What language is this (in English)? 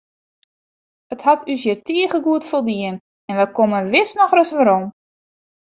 Western Frisian